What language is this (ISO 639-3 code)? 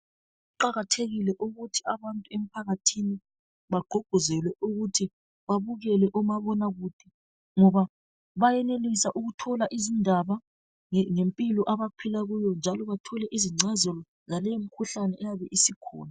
nde